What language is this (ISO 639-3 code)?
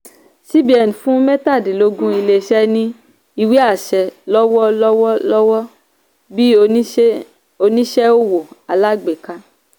yor